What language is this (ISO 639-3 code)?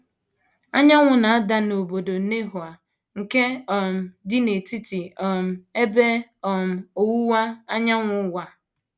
ibo